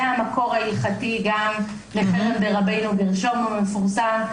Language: Hebrew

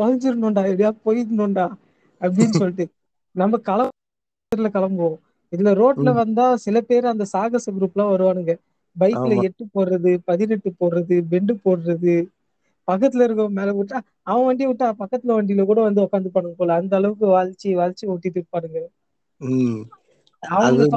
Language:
Tamil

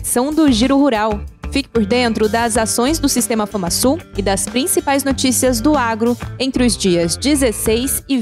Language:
Portuguese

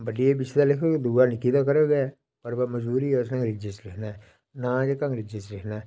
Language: Dogri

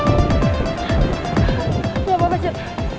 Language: Indonesian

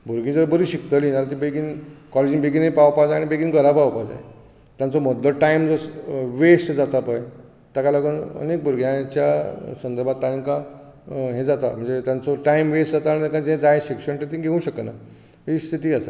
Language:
Konkani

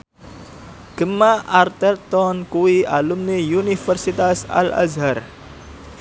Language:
Javanese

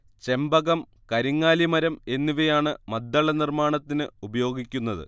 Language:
Malayalam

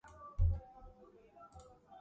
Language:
Georgian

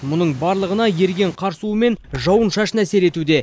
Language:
Kazakh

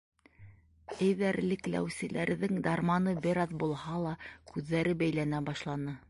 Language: Bashkir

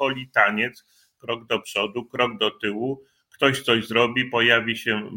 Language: Polish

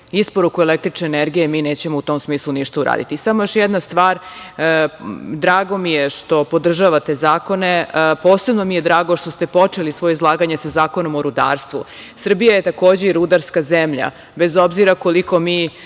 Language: Serbian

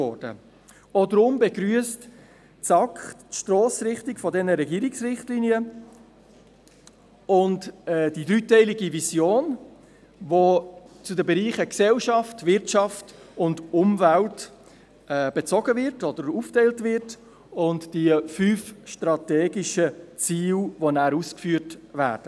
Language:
Swiss German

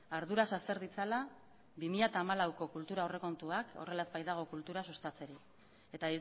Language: Basque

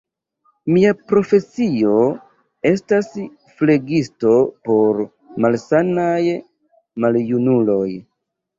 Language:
Esperanto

